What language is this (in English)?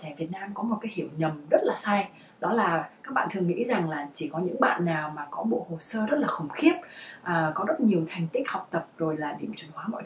Vietnamese